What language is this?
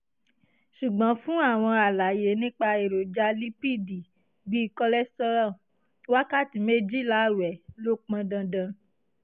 Yoruba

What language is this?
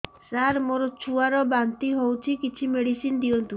Odia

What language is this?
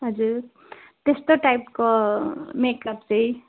Nepali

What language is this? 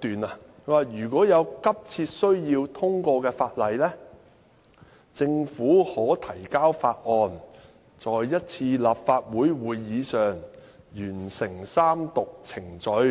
Cantonese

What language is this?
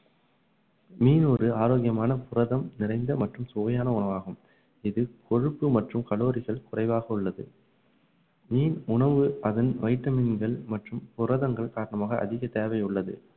Tamil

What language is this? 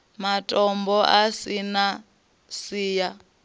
Venda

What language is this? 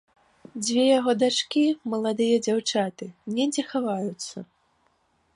Belarusian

